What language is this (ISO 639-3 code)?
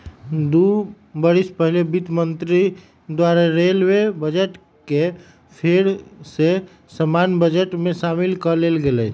mag